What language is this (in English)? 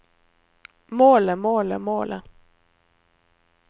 Norwegian